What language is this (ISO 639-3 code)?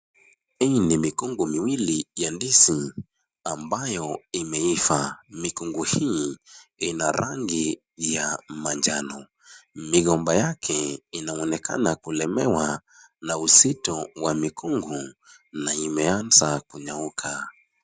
swa